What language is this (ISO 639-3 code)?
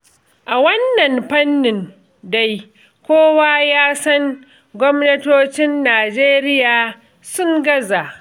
hau